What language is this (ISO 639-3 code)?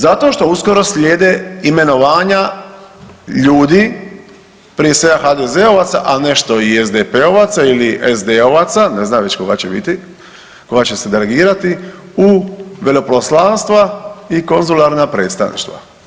hrv